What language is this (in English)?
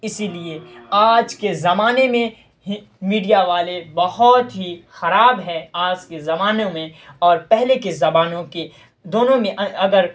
Urdu